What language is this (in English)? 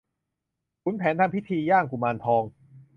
Thai